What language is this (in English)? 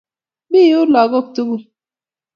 Kalenjin